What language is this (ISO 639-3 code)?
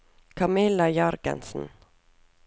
nor